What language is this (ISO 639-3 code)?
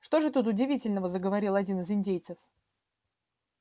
rus